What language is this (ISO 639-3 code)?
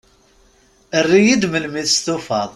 kab